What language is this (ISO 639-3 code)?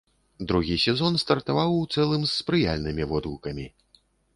bel